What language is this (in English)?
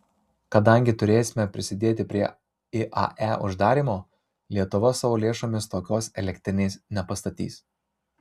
Lithuanian